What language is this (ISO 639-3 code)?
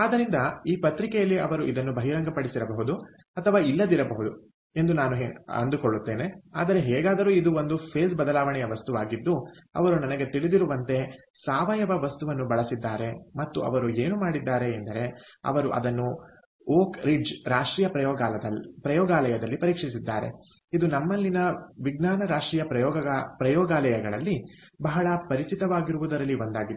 kan